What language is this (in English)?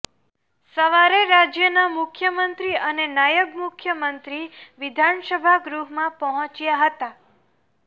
Gujarati